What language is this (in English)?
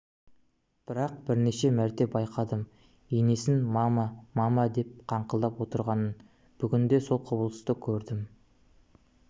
Kazakh